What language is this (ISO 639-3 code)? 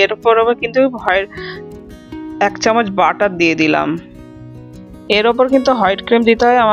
ben